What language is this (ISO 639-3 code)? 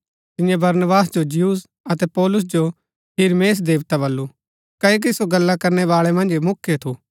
gbk